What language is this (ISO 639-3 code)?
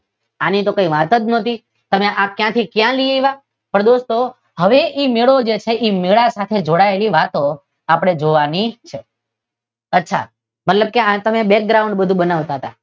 guj